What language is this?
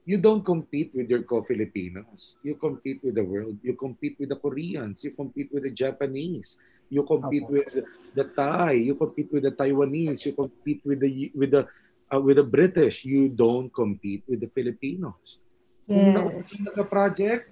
Filipino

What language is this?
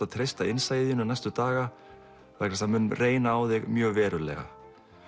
Icelandic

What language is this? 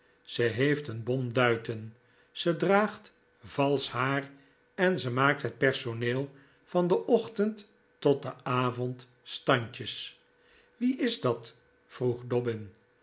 Dutch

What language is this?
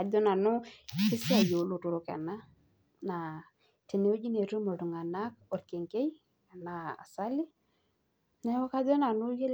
Masai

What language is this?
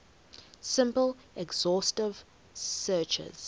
English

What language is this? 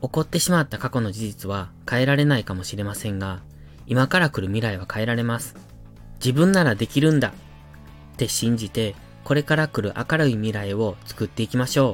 Japanese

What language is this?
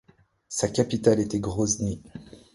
French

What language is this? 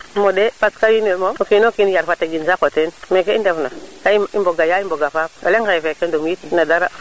Serer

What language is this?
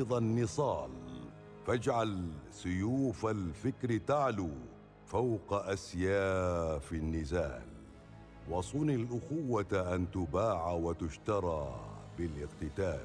Arabic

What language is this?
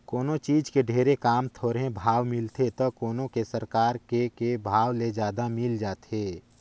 Chhattisgarhi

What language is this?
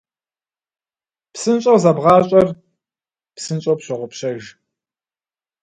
Kabardian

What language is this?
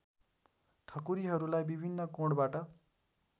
Nepali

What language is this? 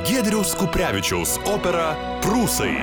Lithuanian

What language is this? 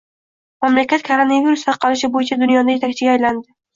Uzbek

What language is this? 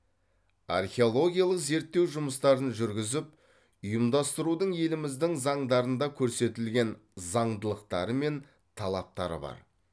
Kazakh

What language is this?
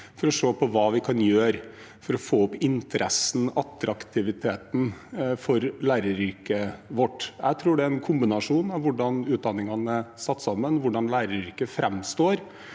Norwegian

